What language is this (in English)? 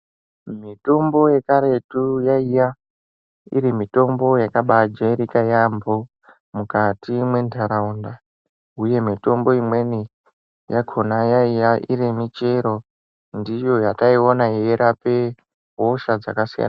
Ndau